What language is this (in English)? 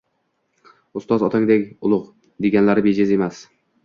Uzbek